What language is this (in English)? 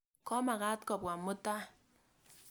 Kalenjin